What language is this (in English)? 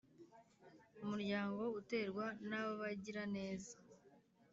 Kinyarwanda